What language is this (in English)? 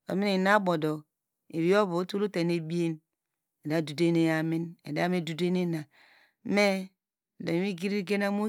Degema